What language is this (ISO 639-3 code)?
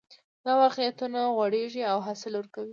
pus